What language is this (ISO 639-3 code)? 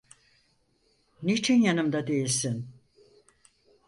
tur